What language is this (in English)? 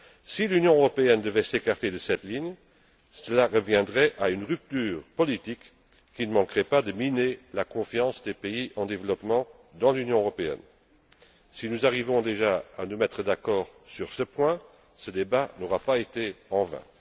French